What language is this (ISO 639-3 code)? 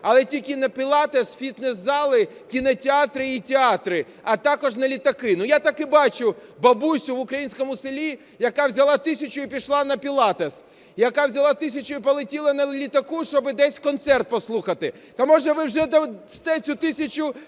ukr